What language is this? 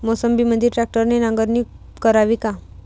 Marathi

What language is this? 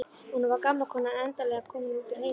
Icelandic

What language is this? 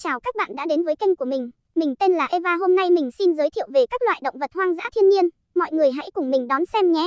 Vietnamese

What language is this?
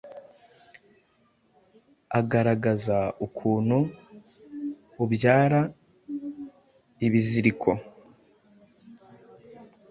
Kinyarwanda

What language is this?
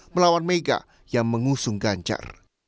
Indonesian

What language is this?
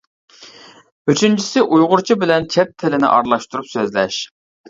Uyghur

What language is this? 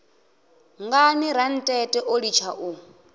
Venda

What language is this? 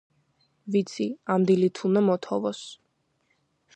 Georgian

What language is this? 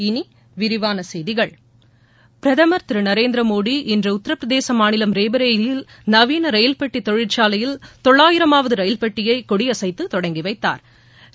Tamil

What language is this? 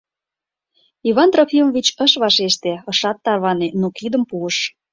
Mari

